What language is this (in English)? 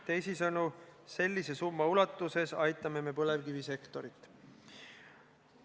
Estonian